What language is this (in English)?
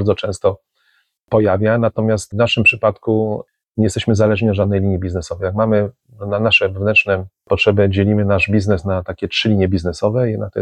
Polish